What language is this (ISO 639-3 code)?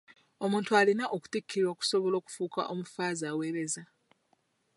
lug